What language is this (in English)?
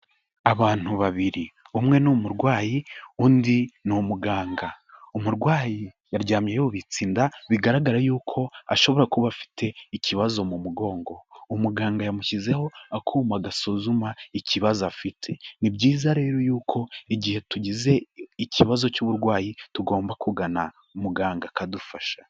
Kinyarwanda